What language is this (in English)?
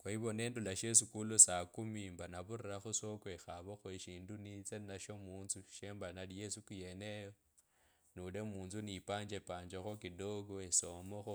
Kabras